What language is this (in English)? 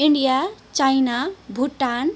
Nepali